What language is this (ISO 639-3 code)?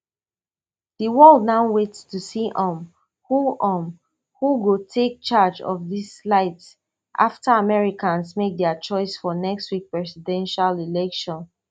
pcm